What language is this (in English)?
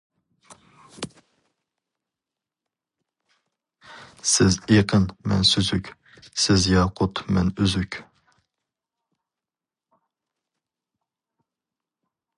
Uyghur